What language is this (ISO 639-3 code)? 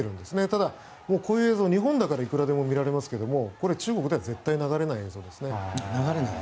jpn